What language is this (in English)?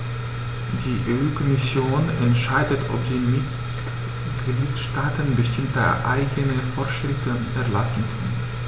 German